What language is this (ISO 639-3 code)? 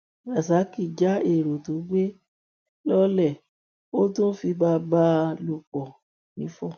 yor